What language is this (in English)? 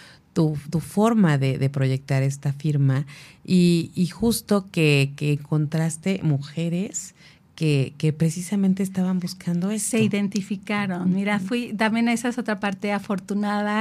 Spanish